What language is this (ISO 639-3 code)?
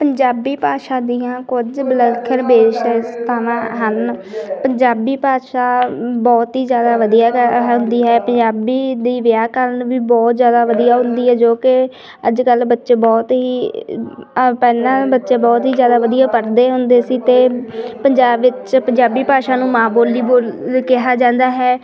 pan